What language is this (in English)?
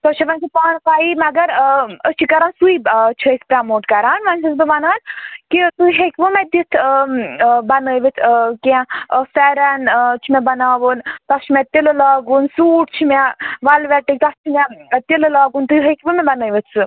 Kashmiri